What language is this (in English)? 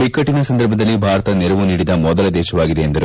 Kannada